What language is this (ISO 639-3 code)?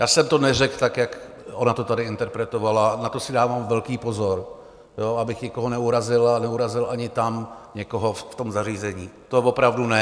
ces